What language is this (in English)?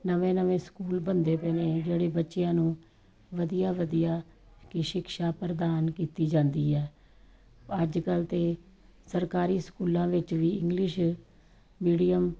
Punjabi